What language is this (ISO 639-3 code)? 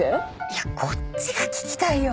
jpn